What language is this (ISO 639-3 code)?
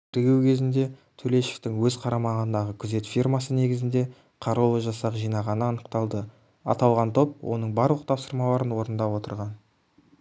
kaz